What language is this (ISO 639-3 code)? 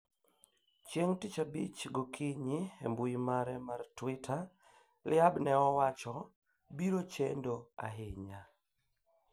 luo